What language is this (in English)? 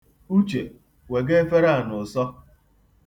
Igbo